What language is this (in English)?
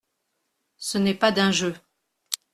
French